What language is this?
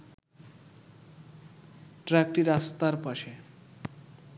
Bangla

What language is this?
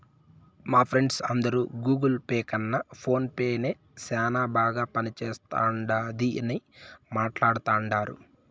Telugu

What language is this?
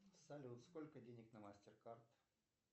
Russian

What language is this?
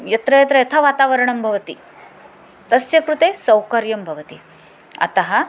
Sanskrit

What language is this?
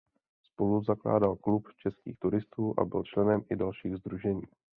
Czech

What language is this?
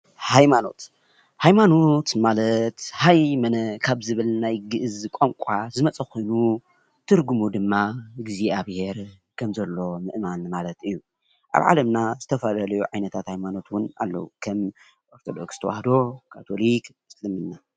Tigrinya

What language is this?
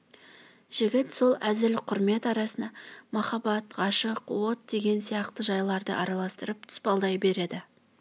Kazakh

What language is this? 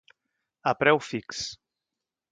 Catalan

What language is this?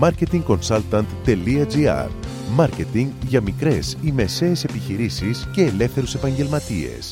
Greek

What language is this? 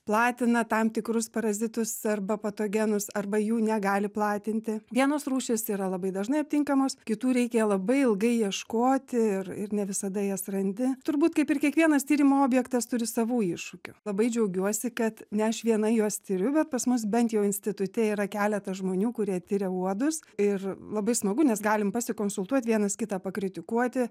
Lithuanian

